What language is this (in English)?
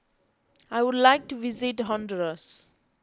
English